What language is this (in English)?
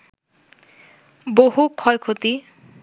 Bangla